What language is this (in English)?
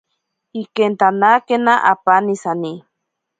Ashéninka Perené